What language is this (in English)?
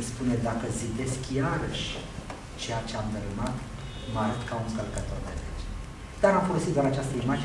Romanian